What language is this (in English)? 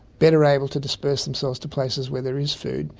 English